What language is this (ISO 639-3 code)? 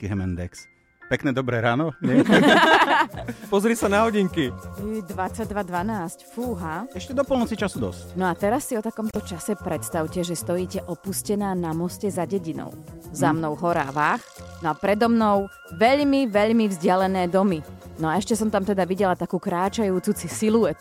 slk